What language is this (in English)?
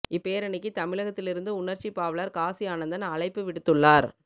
Tamil